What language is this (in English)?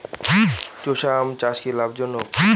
Bangla